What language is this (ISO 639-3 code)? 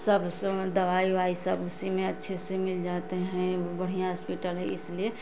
hin